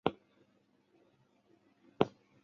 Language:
Chinese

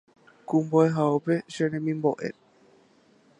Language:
Guarani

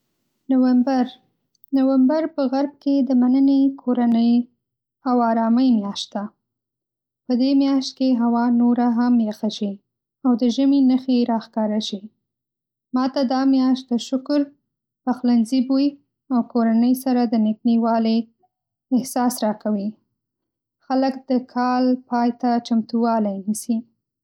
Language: Pashto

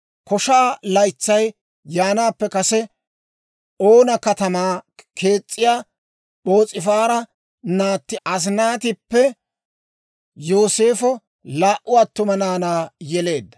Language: Dawro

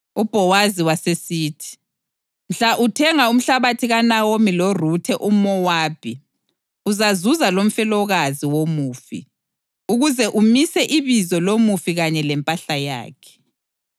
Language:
North Ndebele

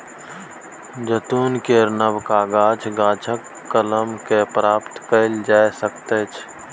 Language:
Maithili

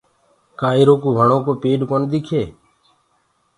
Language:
Gurgula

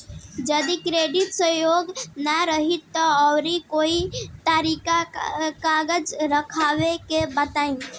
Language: Bhojpuri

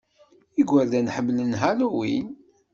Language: Kabyle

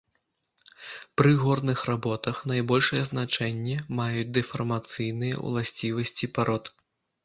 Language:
Belarusian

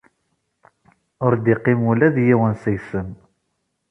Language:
Kabyle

